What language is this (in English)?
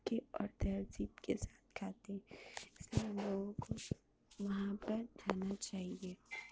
Urdu